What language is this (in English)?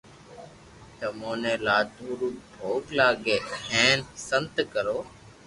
Loarki